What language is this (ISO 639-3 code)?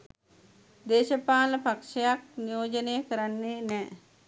sin